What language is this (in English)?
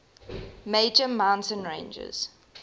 English